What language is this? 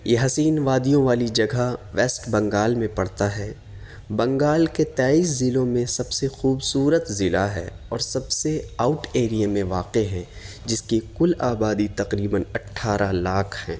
Urdu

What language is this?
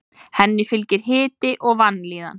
Icelandic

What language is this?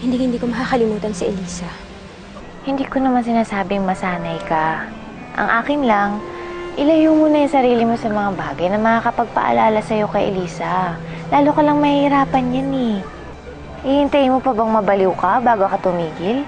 Filipino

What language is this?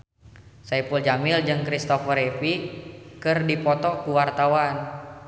Sundanese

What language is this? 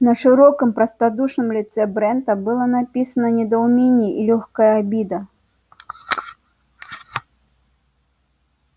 Russian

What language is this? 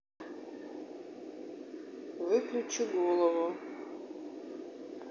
Russian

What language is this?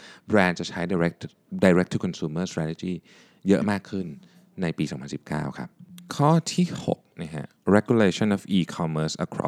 Thai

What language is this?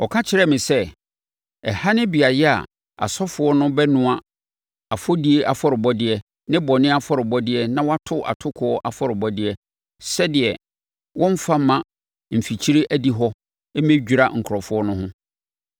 Akan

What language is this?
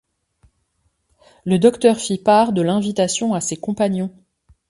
French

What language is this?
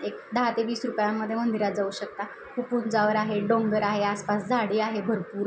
Marathi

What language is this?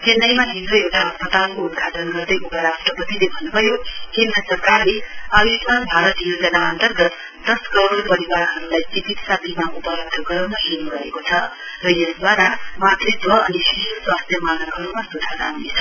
Nepali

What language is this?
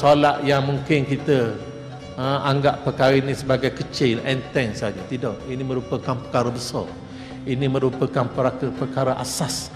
Malay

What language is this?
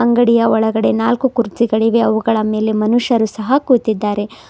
Kannada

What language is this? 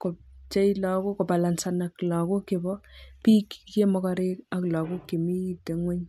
Kalenjin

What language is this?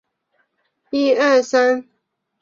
Chinese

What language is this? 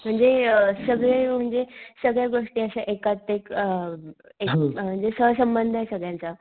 Marathi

